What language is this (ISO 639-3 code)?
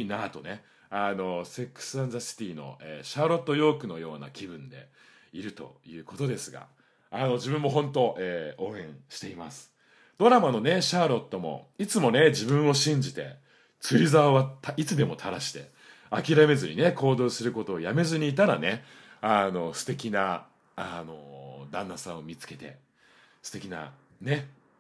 jpn